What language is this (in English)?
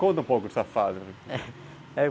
Portuguese